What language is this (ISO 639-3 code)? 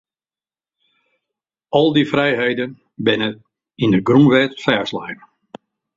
fry